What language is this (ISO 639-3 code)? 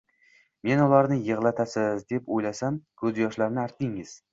uzb